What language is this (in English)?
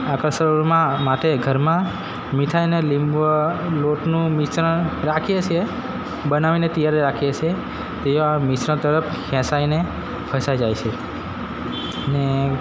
Gujarati